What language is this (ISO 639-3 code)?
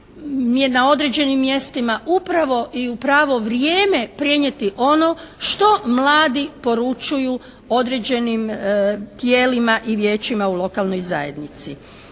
hrv